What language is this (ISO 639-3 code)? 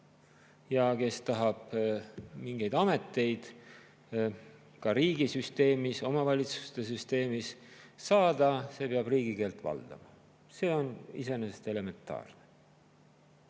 est